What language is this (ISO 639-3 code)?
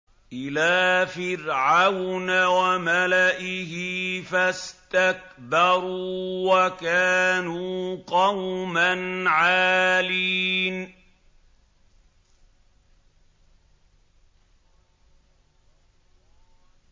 ara